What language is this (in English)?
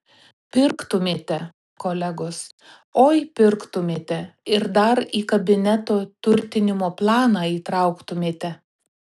Lithuanian